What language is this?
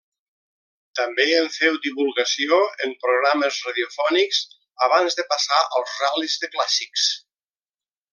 Catalan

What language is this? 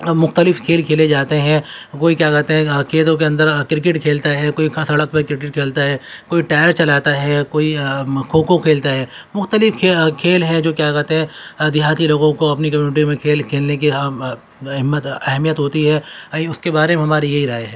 Urdu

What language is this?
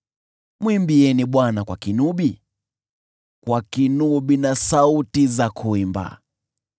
Swahili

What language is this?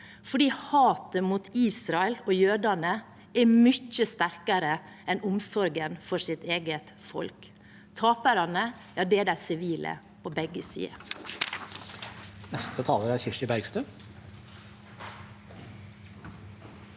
Norwegian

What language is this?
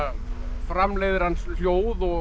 Icelandic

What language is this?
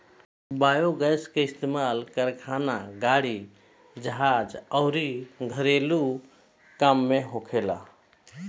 Bhojpuri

